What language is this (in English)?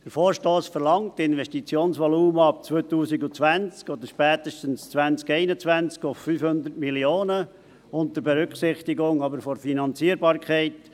Swiss German